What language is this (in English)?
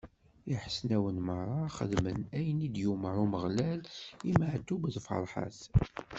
Kabyle